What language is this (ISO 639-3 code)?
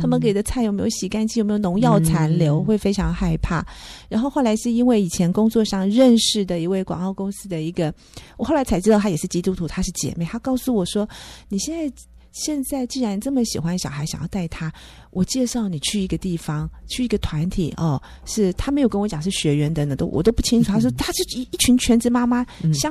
zho